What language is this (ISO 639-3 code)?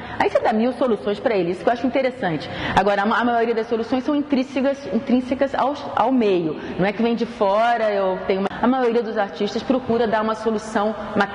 por